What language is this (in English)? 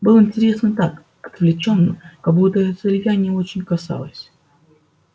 Russian